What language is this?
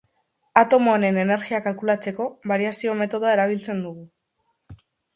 Basque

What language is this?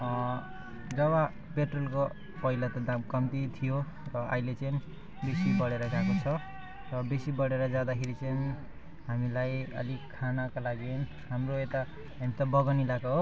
Nepali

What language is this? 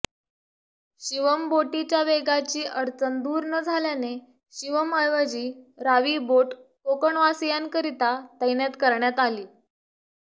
Marathi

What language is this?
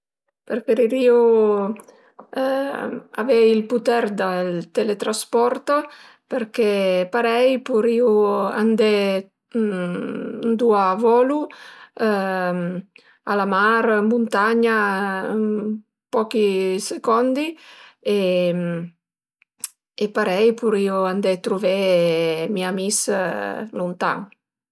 Piedmontese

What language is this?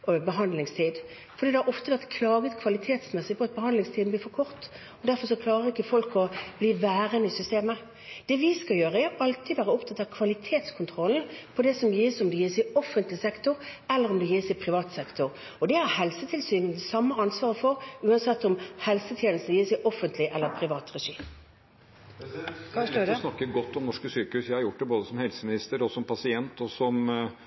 Norwegian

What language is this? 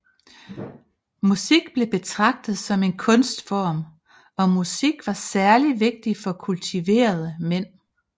Danish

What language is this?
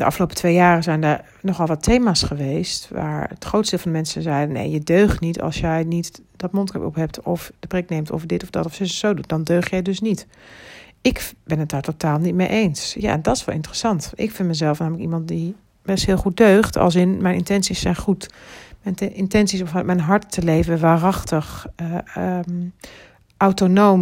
Dutch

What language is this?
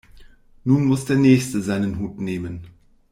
German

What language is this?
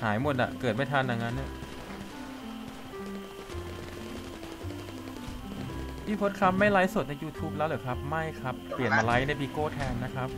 Thai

